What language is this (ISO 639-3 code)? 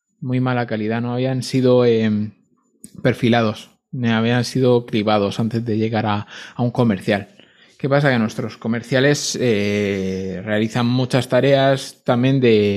spa